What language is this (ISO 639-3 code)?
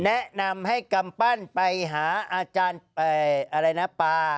tha